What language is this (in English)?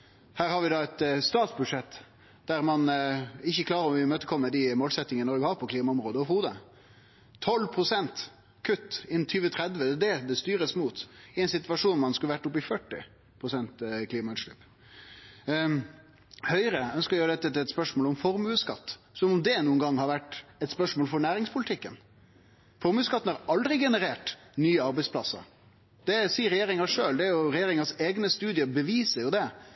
Norwegian Nynorsk